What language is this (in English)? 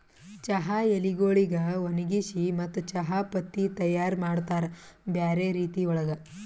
Kannada